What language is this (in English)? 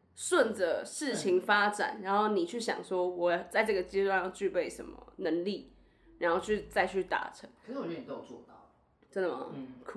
Chinese